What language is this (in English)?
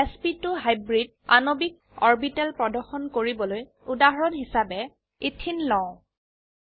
Assamese